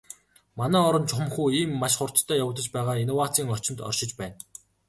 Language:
Mongolian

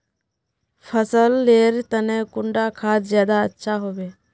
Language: Magahi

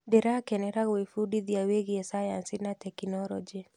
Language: Kikuyu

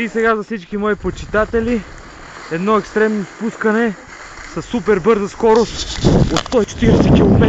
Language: Bulgarian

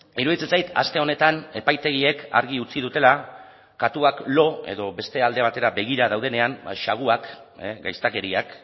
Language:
Basque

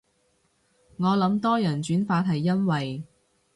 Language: Cantonese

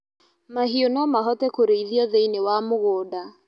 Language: Kikuyu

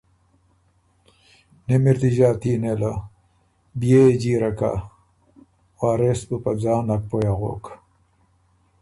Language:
Ormuri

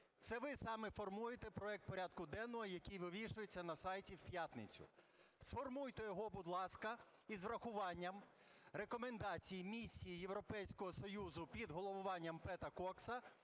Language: Ukrainian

